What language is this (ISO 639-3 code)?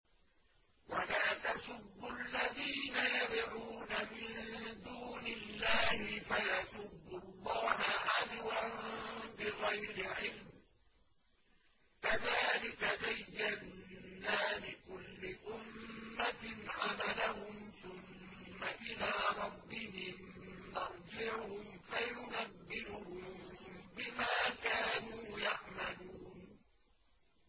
ara